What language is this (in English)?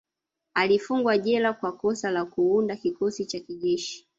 Swahili